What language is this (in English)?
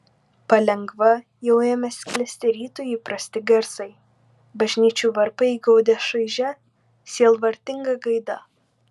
Lithuanian